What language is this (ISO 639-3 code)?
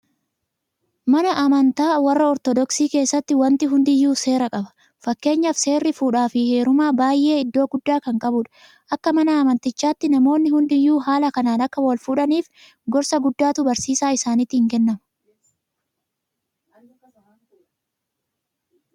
orm